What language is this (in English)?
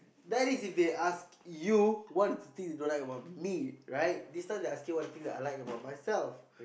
English